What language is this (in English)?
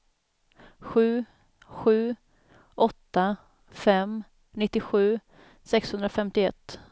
Swedish